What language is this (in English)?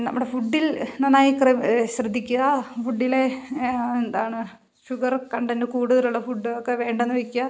Malayalam